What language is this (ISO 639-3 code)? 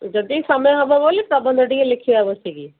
ori